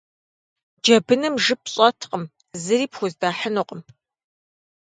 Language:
Kabardian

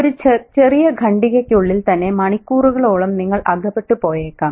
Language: Malayalam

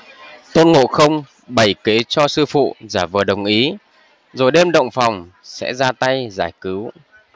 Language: Vietnamese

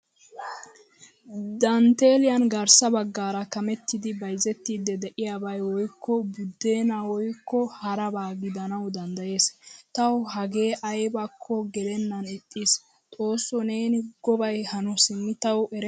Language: Wolaytta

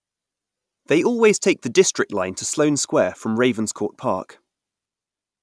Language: English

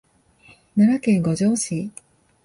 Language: Japanese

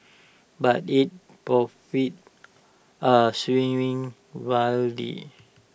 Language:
English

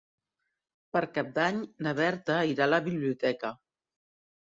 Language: Catalan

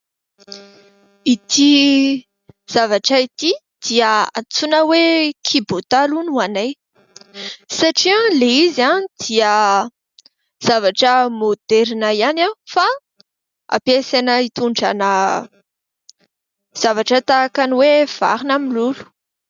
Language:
Malagasy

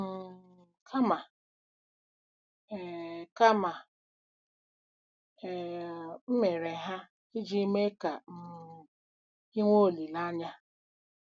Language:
Igbo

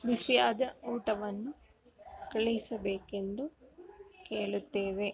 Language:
Kannada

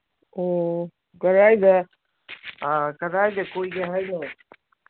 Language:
Manipuri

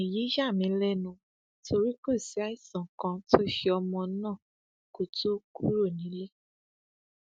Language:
Yoruba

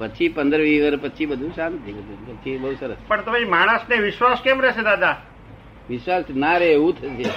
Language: Gujarati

